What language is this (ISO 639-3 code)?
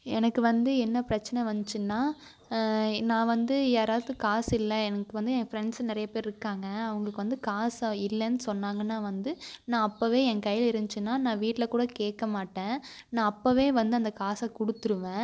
tam